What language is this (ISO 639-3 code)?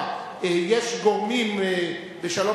heb